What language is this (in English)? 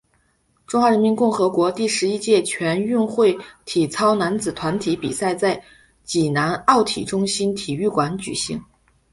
Chinese